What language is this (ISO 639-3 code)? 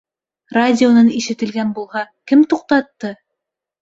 bak